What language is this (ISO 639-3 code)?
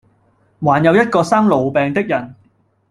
yue